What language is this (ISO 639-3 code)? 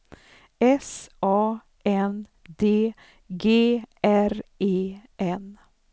swe